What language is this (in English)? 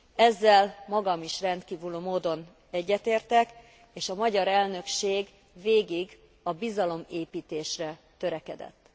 Hungarian